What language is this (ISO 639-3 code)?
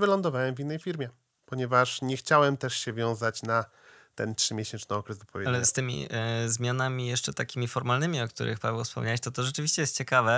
pol